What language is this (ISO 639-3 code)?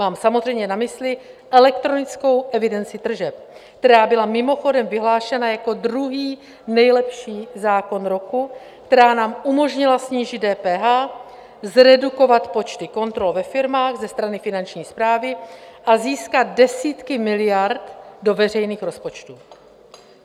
ces